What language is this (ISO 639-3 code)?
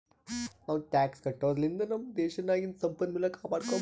kan